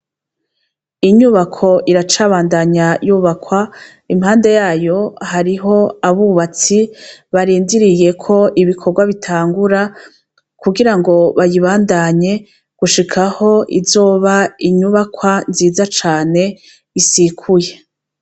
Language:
Rundi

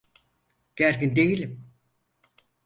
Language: Turkish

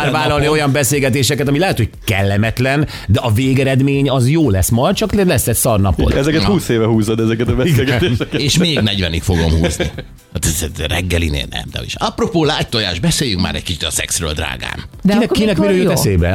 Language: Hungarian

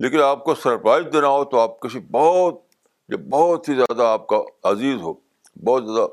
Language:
Urdu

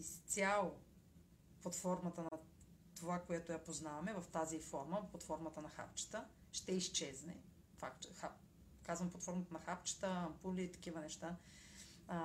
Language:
Bulgarian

